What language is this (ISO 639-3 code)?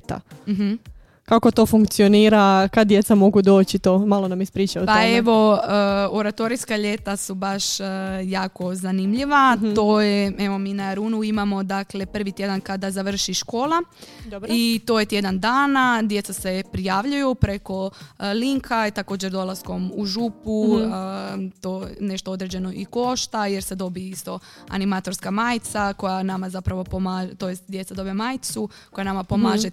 hrv